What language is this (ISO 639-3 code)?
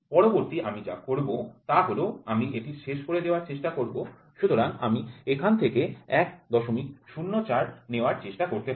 ben